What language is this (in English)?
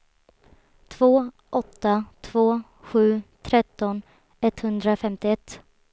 Swedish